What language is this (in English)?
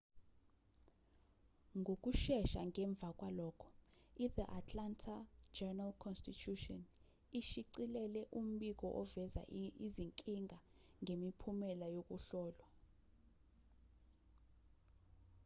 Zulu